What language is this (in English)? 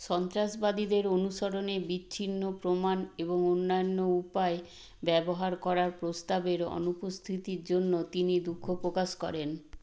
Bangla